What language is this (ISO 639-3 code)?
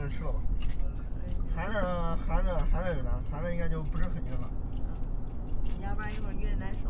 zho